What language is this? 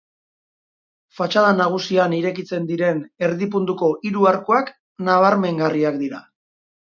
Basque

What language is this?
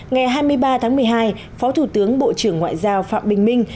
Vietnamese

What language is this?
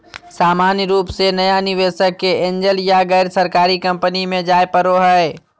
Magahi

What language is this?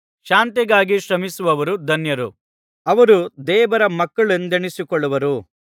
Kannada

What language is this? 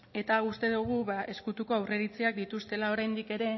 Basque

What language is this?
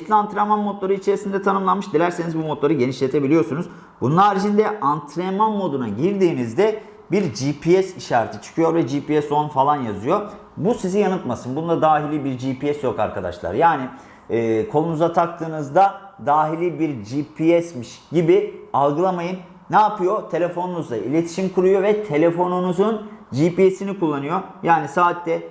Turkish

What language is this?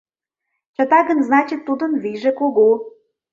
Mari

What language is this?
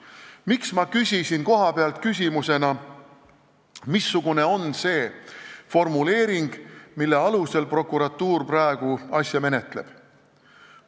Estonian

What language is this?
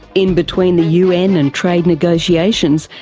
English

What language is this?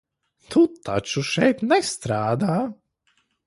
Latvian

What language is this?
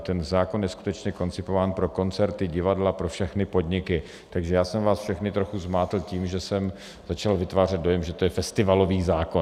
Czech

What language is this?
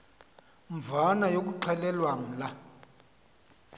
Xhosa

